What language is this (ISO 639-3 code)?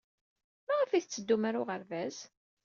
kab